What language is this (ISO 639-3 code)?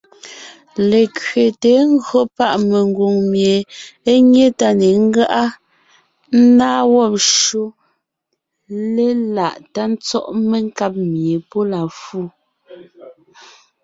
nnh